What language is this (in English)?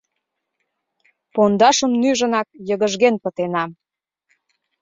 Mari